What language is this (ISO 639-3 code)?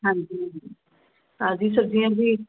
pan